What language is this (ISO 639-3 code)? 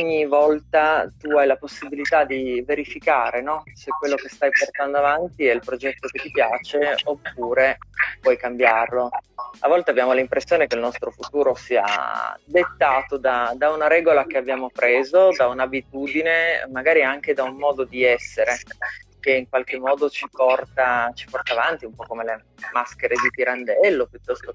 ita